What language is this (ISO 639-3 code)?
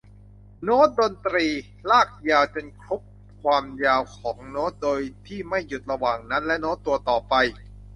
tha